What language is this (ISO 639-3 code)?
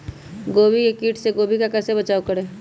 mag